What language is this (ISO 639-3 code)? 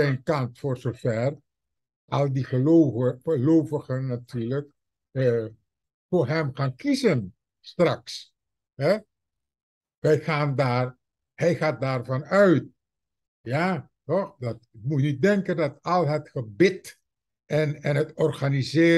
nld